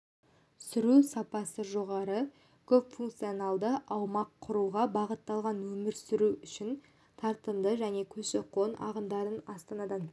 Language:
Kazakh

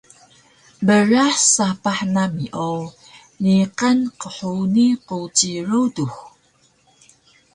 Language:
Taroko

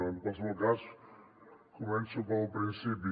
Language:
Catalan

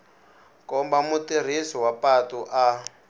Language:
Tsonga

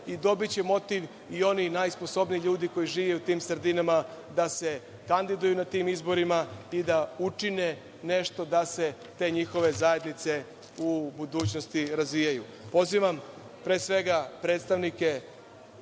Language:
Serbian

